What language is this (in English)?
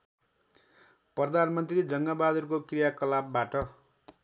Nepali